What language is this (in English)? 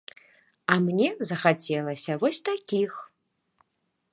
Belarusian